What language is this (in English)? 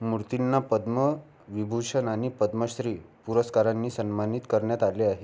Marathi